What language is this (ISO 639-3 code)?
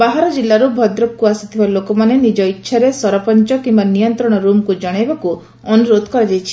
ori